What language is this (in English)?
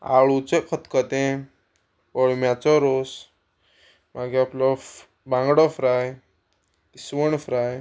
Konkani